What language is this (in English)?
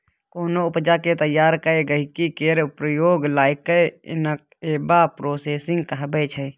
Maithili